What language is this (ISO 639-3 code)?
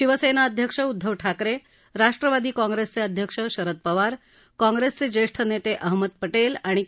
mar